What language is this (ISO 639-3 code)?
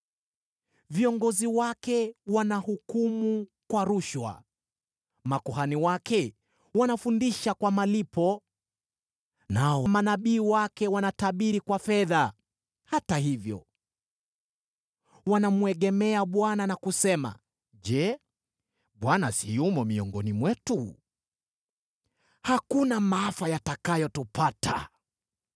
swa